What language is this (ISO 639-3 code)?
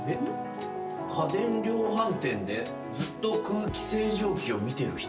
jpn